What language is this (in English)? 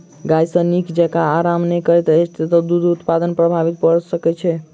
Maithili